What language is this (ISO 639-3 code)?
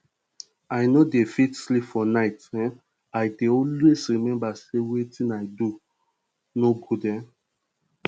pcm